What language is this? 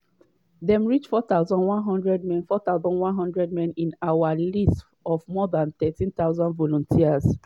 Nigerian Pidgin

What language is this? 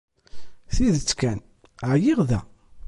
Kabyle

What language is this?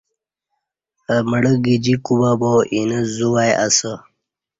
Kati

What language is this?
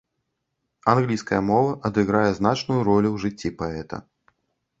Belarusian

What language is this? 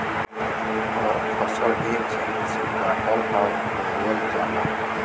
Bhojpuri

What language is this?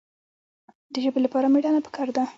Pashto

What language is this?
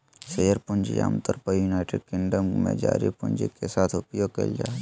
Magahi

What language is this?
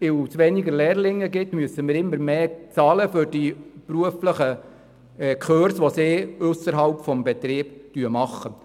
Swiss German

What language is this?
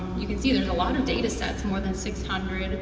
English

